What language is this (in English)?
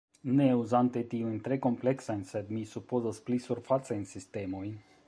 Esperanto